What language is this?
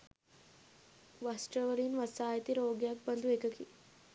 Sinhala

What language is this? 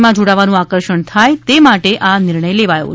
Gujarati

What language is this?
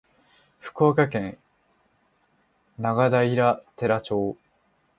Japanese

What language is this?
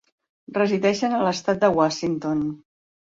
Catalan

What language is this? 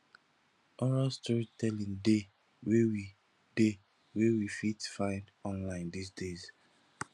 Nigerian Pidgin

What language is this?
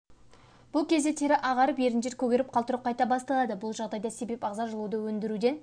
Kazakh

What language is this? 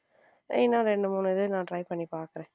Tamil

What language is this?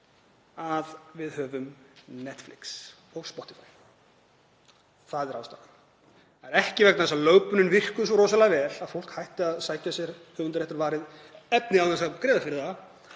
Icelandic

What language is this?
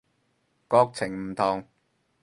Cantonese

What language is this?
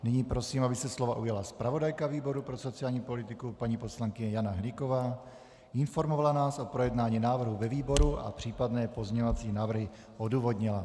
Czech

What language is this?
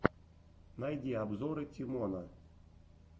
Russian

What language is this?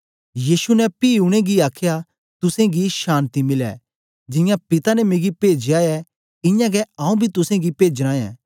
Dogri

